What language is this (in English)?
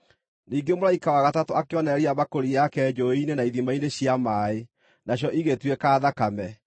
Kikuyu